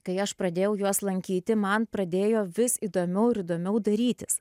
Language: Lithuanian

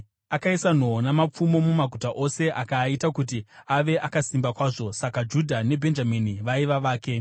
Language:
Shona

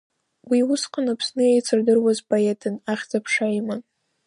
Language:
Abkhazian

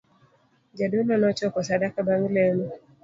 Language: Luo (Kenya and Tanzania)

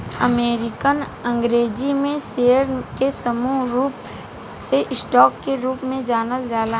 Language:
Bhojpuri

